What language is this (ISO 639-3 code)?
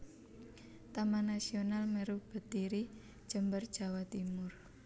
jav